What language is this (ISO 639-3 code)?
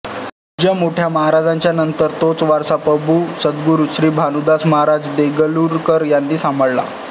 mar